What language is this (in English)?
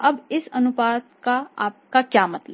Hindi